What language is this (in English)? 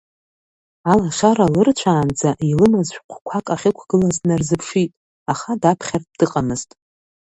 Abkhazian